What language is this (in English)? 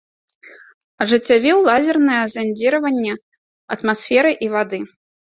Belarusian